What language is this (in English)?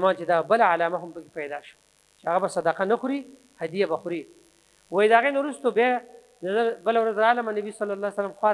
Arabic